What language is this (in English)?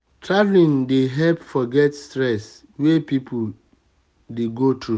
Nigerian Pidgin